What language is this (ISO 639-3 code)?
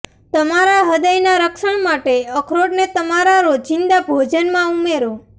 guj